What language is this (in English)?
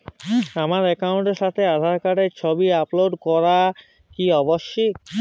Bangla